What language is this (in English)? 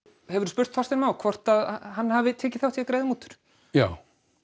Icelandic